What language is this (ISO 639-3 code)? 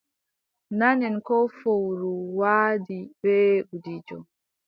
fub